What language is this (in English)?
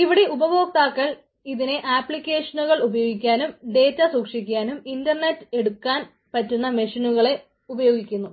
Malayalam